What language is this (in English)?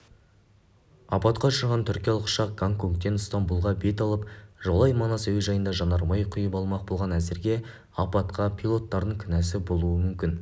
Kazakh